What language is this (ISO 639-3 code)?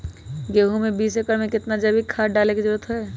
mag